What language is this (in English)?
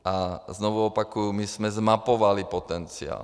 Czech